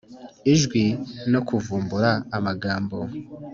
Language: Kinyarwanda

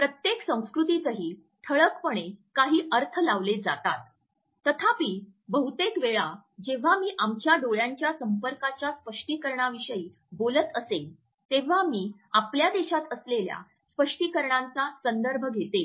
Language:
Marathi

